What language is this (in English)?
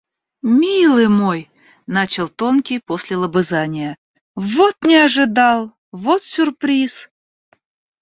Russian